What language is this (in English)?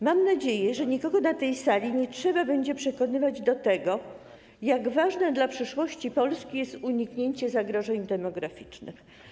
Polish